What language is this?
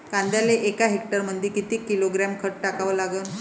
Marathi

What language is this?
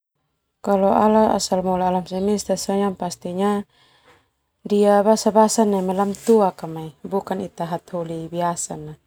Termanu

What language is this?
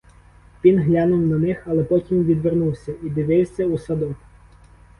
Ukrainian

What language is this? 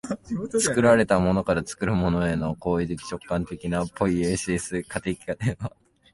Japanese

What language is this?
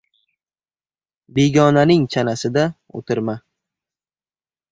Uzbek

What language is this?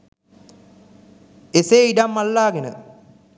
Sinhala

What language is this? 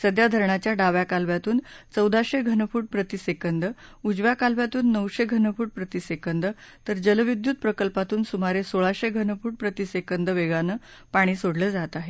Marathi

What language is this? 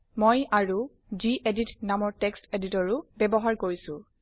Assamese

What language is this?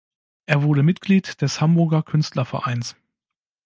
German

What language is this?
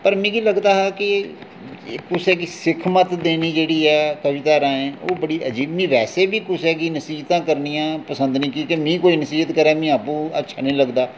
Dogri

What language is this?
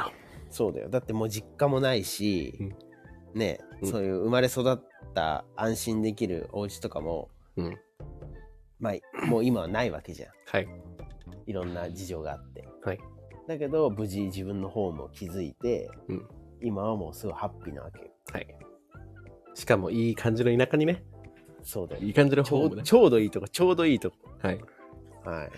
Japanese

